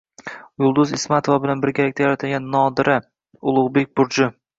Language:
Uzbek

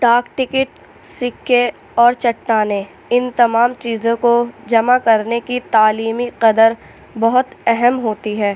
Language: Urdu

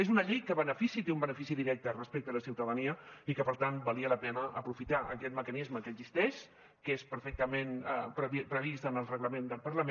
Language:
Catalan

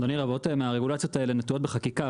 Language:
Hebrew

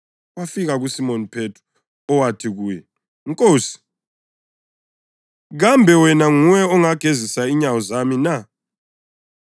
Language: North Ndebele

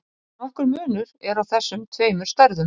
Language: Icelandic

